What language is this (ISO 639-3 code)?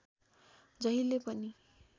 nep